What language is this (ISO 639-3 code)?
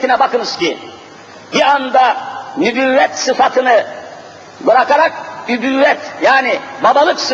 tur